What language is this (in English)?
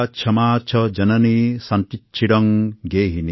Assamese